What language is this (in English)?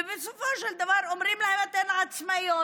Hebrew